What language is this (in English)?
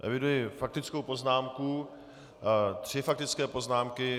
Czech